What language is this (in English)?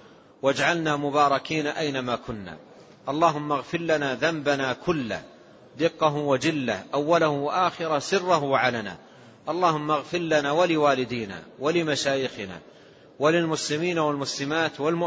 Arabic